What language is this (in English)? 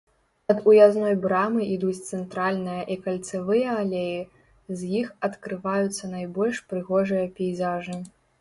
Belarusian